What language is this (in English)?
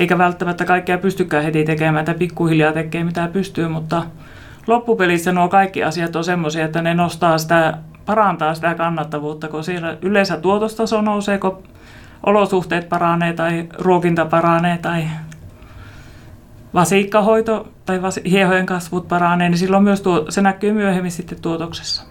Finnish